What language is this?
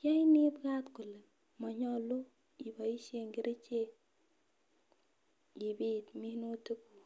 Kalenjin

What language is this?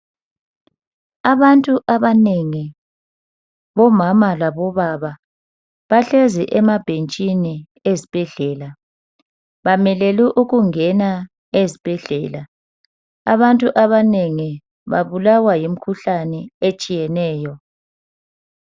North Ndebele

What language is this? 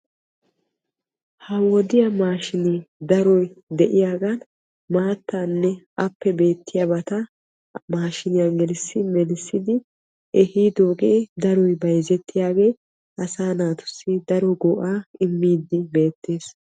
Wolaytta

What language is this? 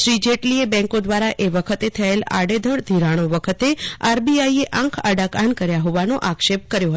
Gujarati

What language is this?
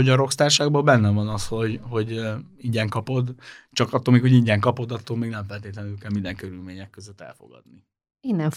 Hungarian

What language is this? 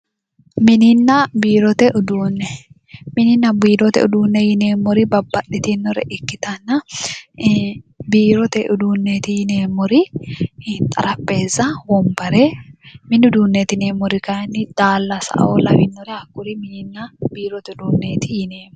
Sidamo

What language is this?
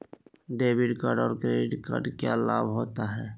Magahi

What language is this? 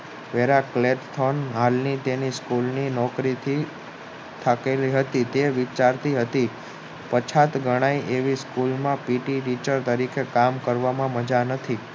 Gujarati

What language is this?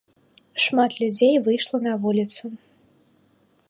Belarusian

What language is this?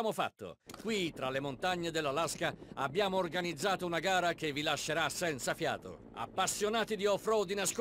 Italian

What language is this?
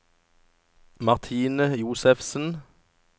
Norwegian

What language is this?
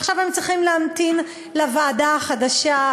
Hebrew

